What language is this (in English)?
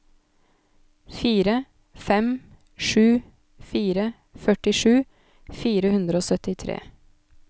Norwegian